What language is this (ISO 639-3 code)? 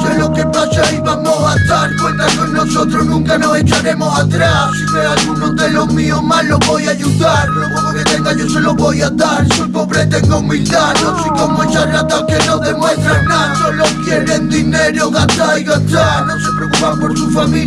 spa